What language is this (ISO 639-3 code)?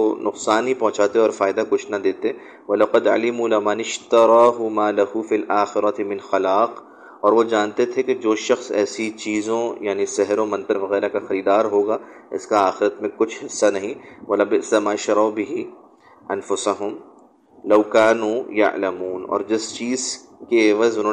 urd